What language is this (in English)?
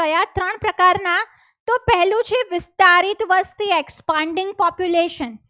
Gujarati